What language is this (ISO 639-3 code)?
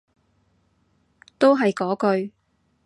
yue